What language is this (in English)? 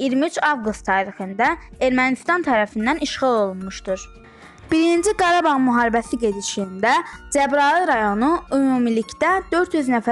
Turkish